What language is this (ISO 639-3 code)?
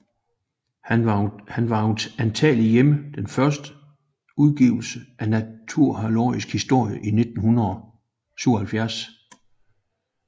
dan